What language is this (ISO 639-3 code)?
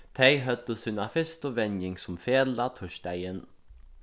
fao